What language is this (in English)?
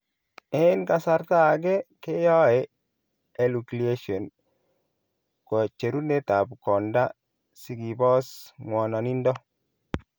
Kalenjin